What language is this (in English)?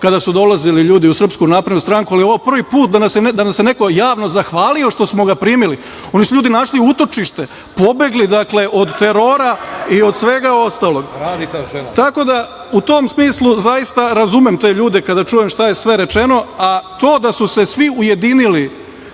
Serbian